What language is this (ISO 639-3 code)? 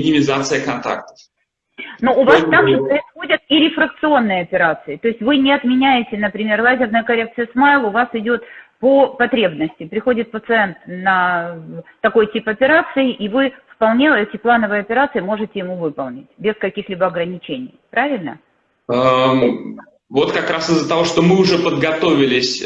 rus